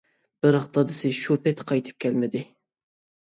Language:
Uyghur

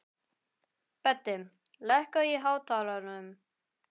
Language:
Icelandic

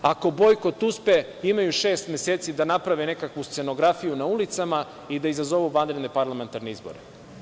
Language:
Serbian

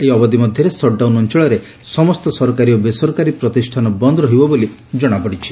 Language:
Odia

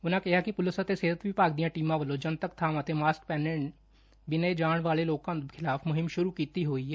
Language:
Punjabi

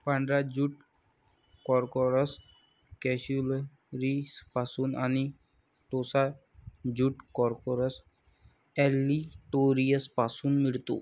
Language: Marathi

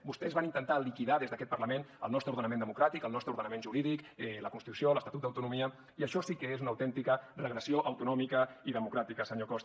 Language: Catalan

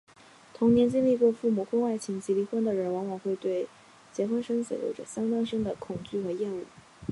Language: Chinese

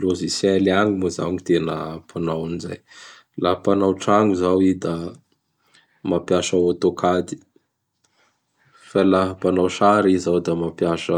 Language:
Bara Malagasy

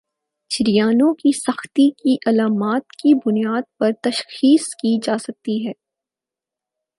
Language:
Urdu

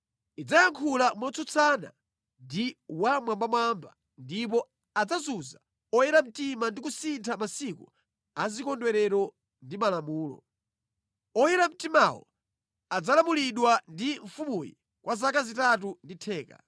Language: Nyanja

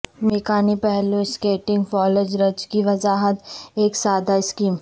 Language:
Urdu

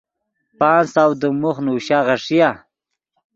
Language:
Yidgha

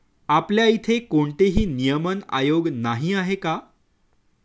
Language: Marathi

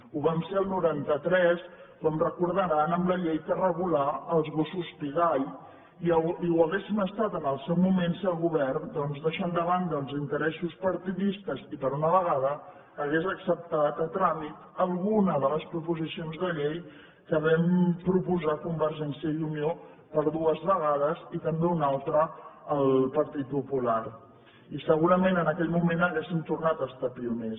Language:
Catalan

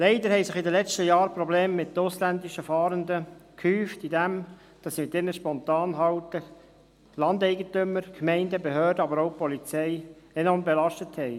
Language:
Swiss German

